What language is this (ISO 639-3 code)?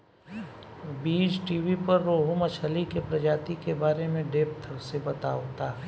bho